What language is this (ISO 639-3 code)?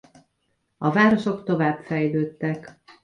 hun